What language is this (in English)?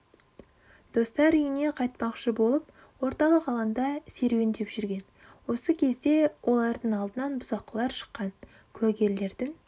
Kazakh